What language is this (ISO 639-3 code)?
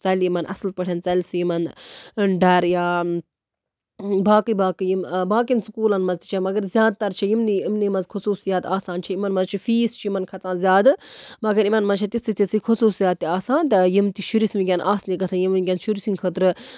kas